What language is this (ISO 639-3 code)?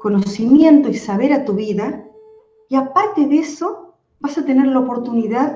spa